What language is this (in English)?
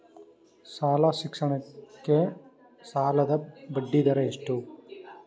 Kannada